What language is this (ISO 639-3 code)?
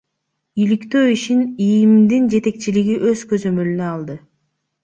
kir